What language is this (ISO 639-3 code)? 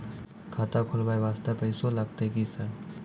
mai